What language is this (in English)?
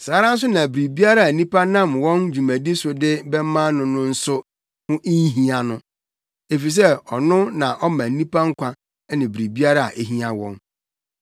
Akan